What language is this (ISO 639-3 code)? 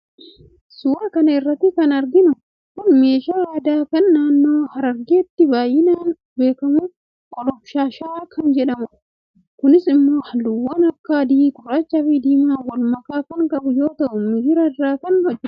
orm